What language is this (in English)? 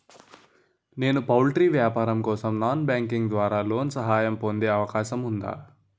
Telugu